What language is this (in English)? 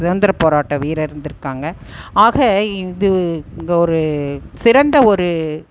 Tamil